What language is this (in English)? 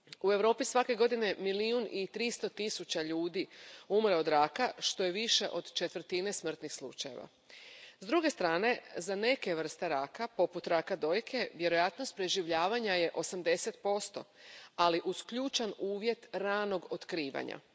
Croatian